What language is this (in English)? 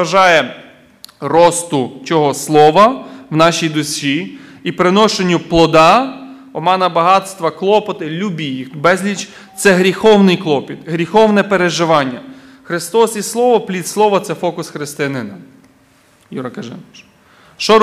Ukrainian